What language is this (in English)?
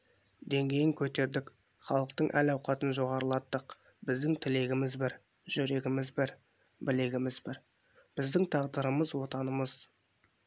Kazakh